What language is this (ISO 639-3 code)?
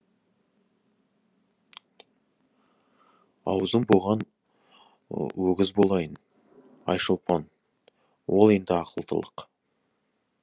kaz